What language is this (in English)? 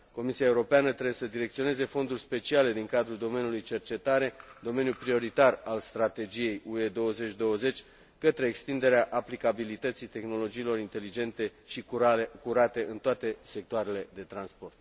Romanian